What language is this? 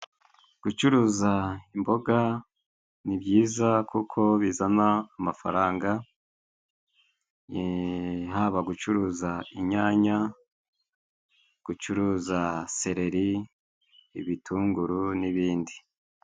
Kinyarwanda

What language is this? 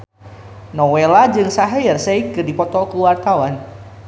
Sundanese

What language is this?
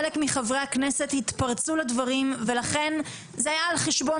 Hebrew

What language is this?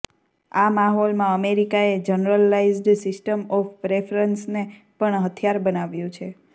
Gujarati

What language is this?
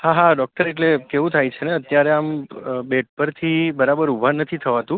Gujarati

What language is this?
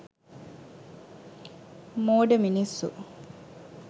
Sinhala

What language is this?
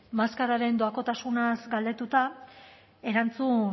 Basque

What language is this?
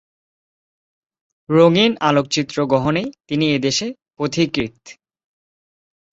Bangla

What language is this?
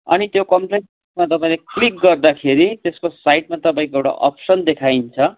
Nepali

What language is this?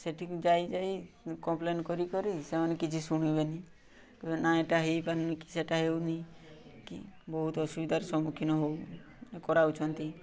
Odia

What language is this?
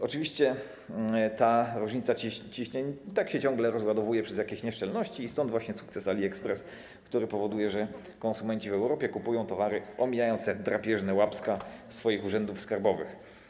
Polish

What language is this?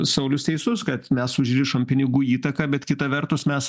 Lithuanian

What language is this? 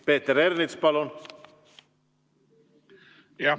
Estonian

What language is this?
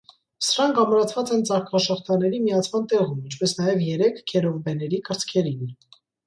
Armenian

